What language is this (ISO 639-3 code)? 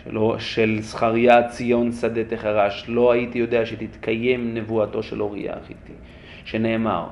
heb